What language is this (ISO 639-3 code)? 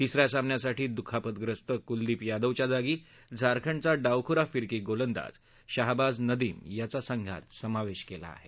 mar